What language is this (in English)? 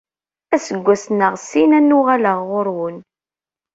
Kabyle